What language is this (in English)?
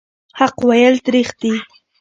Pashto